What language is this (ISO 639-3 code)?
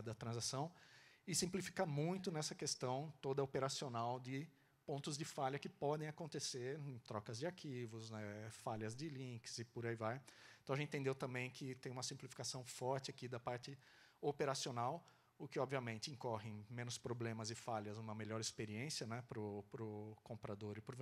por